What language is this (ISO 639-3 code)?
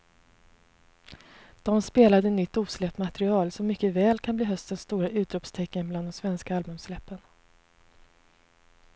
swe